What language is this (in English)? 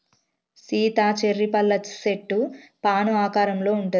Telugu